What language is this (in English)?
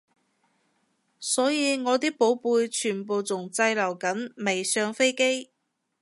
Cantonese